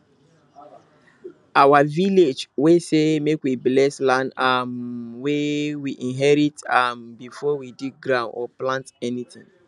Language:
Nigerian Pidgin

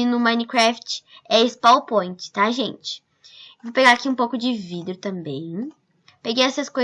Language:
Portuguese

